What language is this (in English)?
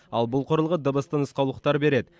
Kazakh